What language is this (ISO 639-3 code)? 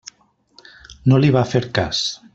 cat